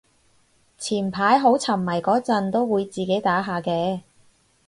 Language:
Cantonese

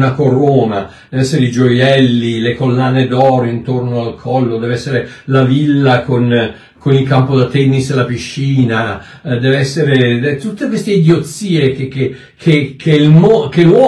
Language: Italian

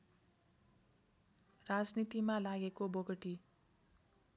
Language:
Nepali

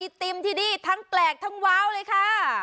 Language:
Thai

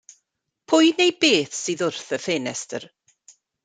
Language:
Welsh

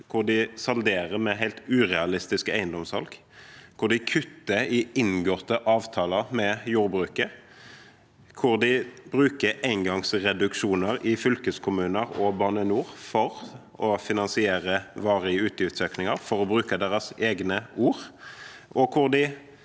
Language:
Norwegian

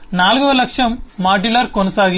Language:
Telugu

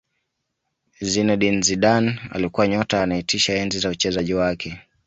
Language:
Swahili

